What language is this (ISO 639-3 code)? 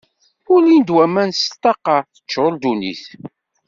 kab